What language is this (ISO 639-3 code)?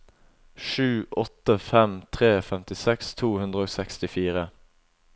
nor